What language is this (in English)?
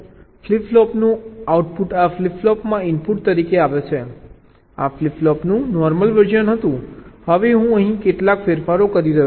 Gujarati